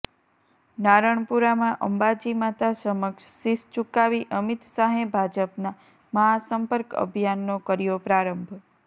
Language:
Gujarati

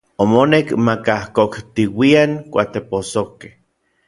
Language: Orizaba Nahuatl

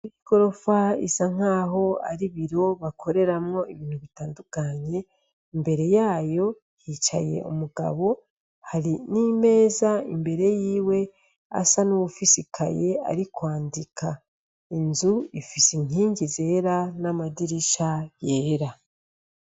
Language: Rundi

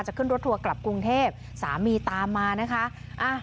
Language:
Thai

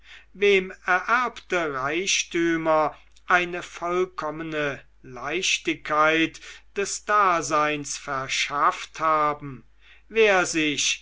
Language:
German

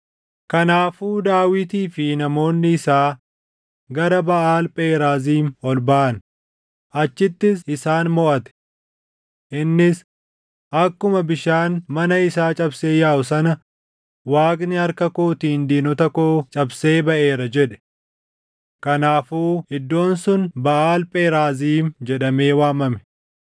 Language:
Oromo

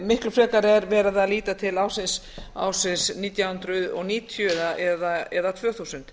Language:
Icelandic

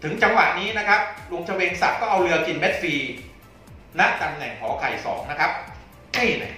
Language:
Thai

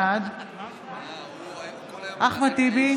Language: Hebrew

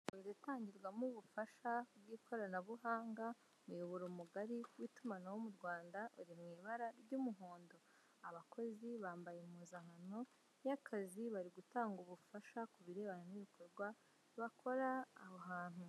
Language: Kinyarwanda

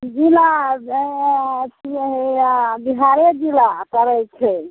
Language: Maithili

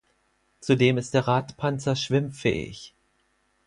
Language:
German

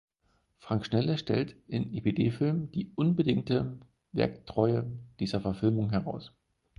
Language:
German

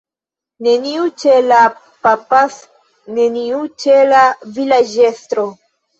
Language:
Esperanto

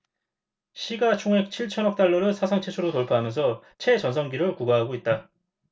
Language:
Korean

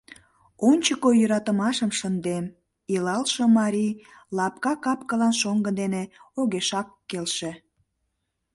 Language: Mari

